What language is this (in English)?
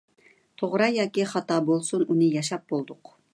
Uyghur